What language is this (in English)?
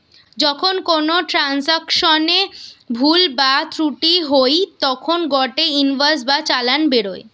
Bangla